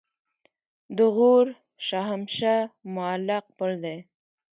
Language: Pashto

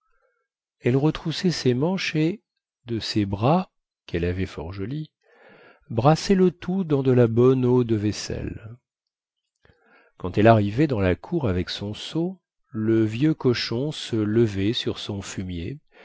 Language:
French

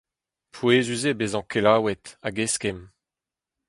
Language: Breton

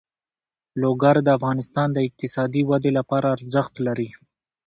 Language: Pashto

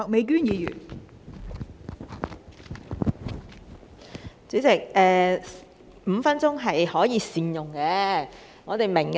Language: Cantonese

